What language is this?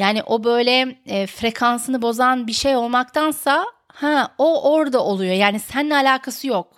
Turkish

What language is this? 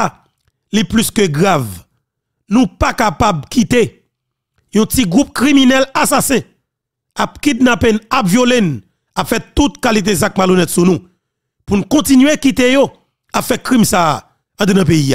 French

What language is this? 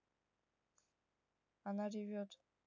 Russian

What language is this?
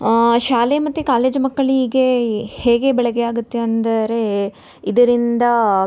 Kannada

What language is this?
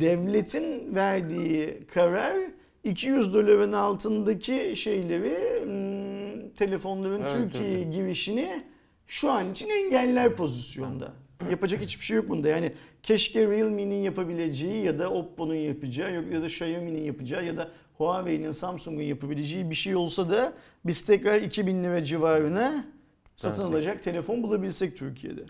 Turkish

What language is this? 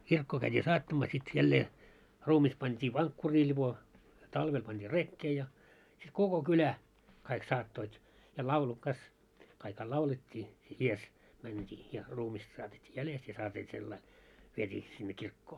Finnish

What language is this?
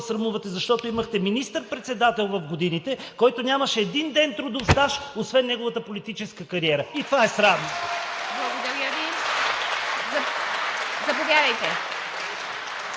Bulgarian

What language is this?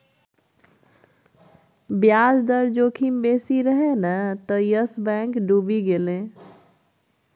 Maithili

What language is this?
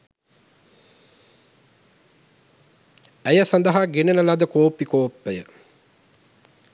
Sinhala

